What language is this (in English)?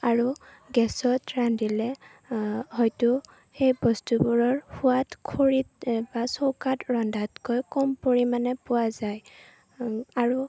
Assamese